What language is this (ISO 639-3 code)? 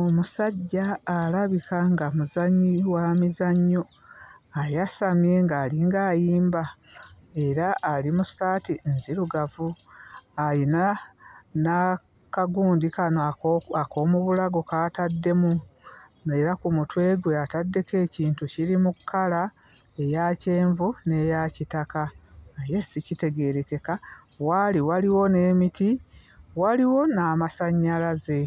lug